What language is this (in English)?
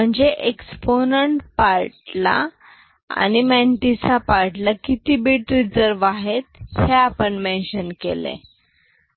Marathi